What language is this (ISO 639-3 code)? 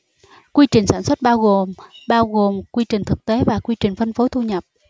vie